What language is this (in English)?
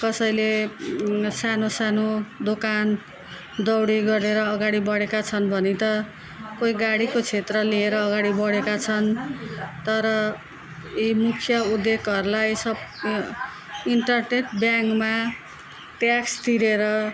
Nepali